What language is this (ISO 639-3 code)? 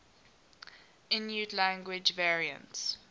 eng